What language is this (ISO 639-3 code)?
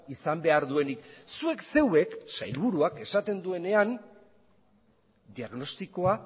eus